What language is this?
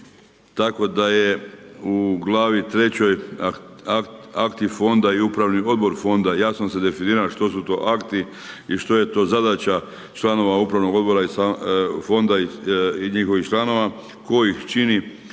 Croatian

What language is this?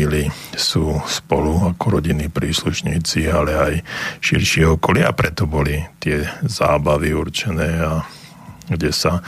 Slovak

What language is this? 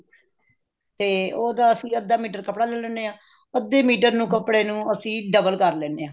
Punjabi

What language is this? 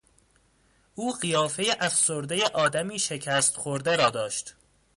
Persian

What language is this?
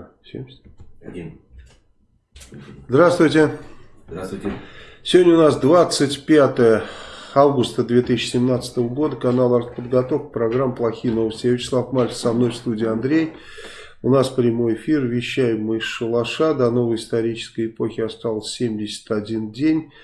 Russian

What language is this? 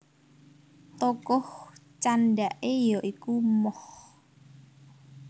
Javanese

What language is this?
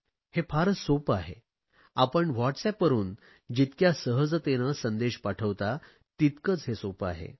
Marathi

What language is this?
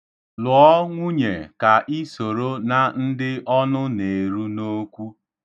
Igbo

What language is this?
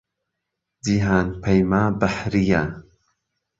Central Kurdish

